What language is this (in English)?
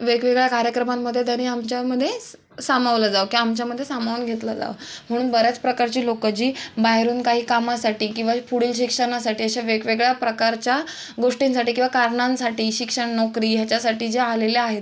Marathi